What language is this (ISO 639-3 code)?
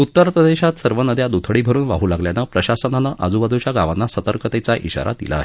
mar